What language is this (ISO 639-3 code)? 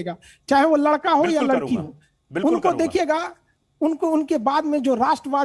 hin